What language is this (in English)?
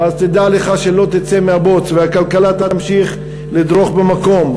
Hebrew